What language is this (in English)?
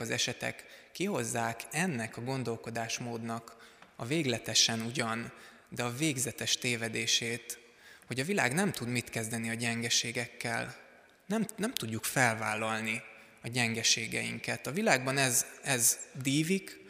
Hungarian